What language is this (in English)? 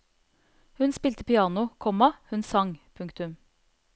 Norwegian